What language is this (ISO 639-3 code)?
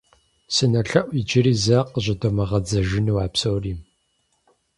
kbd